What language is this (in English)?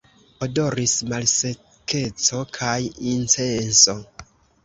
Esperanto